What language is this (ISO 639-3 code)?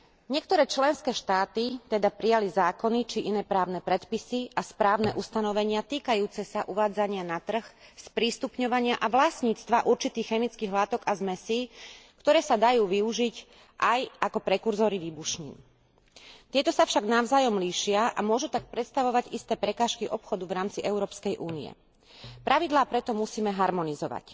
slk